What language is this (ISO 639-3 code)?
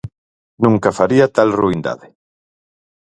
glg